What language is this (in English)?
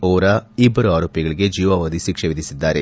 Kannada